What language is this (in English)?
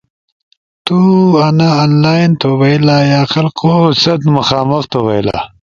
Ushojo